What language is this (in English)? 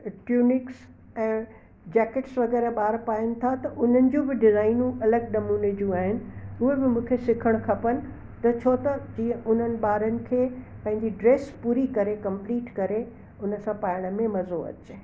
Sindhi